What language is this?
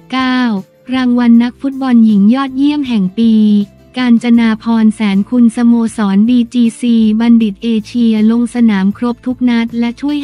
Thai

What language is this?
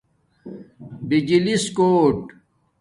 Domaaki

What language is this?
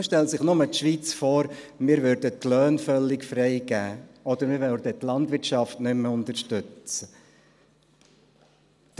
Swiss German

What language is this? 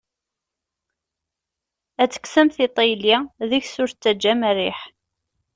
Kabyle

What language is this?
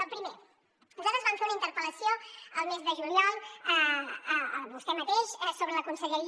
Catalan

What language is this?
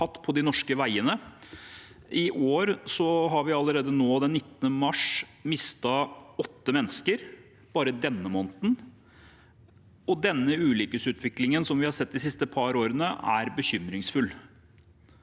Norwegian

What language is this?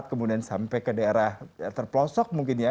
Indonesian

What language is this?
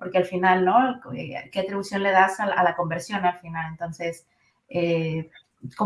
Spanish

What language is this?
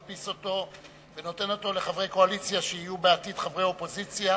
Hebrew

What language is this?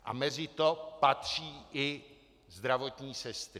Czech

